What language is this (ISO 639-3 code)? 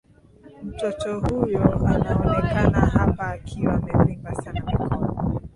swa